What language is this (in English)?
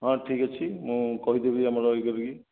Odia